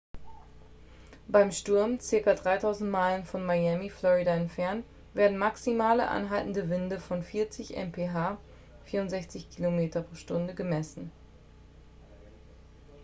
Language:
German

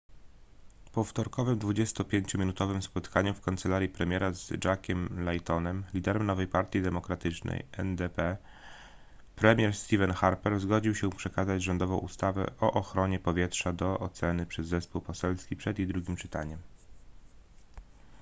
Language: Polish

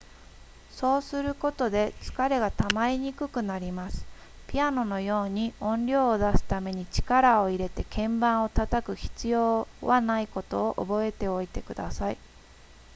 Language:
Japanese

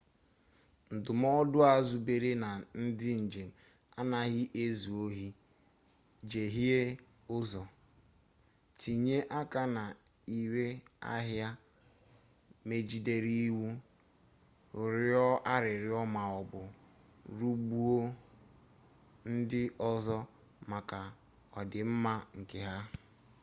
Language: Igbo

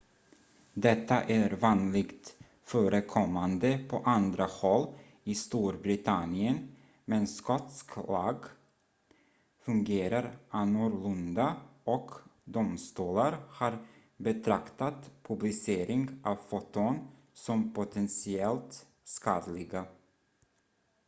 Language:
Swedish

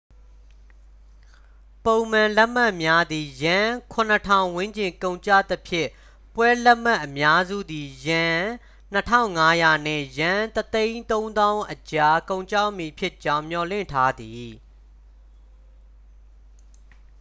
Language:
Burmese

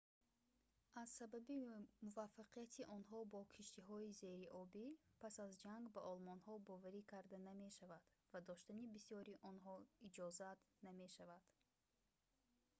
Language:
Tajik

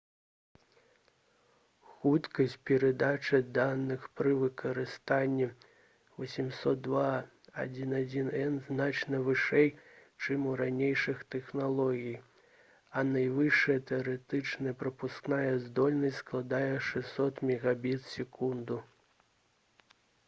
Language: Belarusian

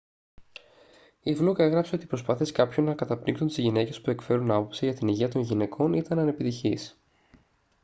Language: Greek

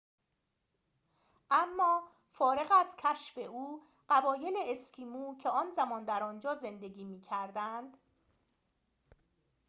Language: Persian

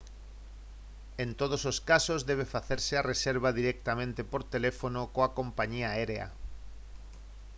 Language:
Galician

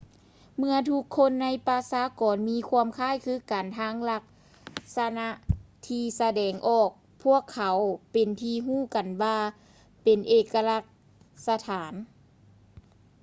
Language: Lao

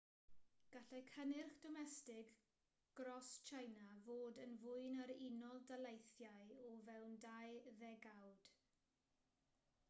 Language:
Welsh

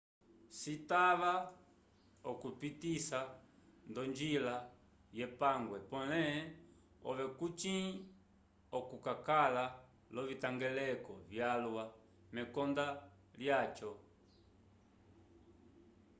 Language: Umbundu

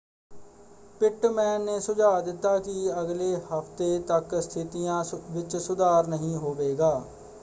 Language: Punjabi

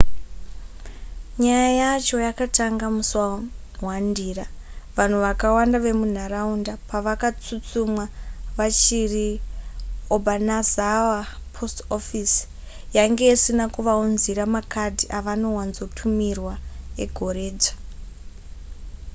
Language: Shona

